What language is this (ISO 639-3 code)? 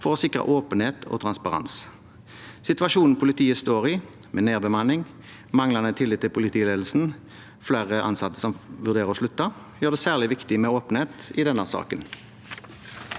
nor